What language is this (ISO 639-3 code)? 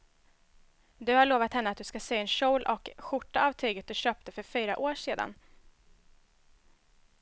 swe